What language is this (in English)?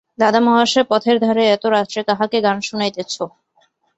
Bangla